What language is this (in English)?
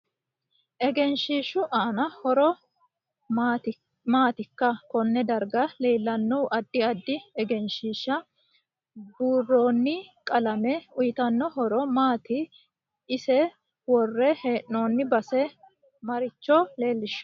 Sidamo